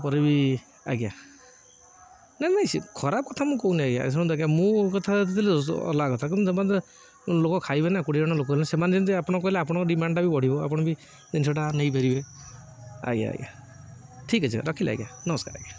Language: Odia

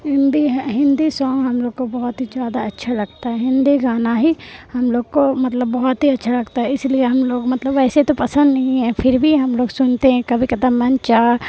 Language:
Urdu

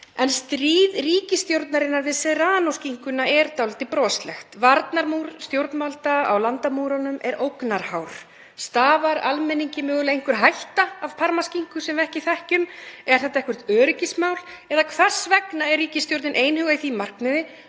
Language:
Icelandic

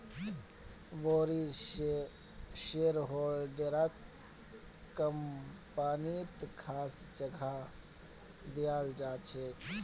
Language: Magahi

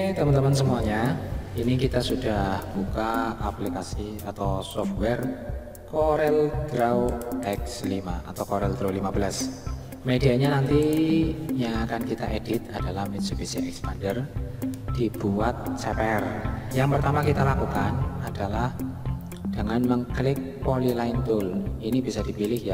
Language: Indonesian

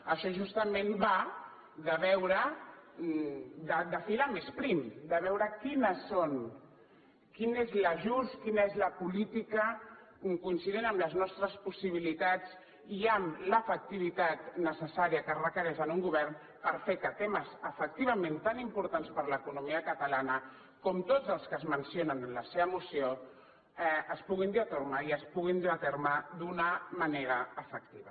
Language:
Catalan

